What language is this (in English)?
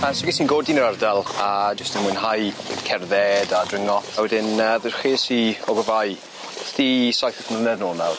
Welsh